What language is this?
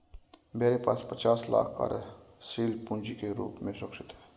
Hindi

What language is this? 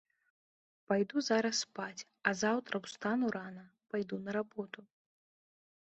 Belarusian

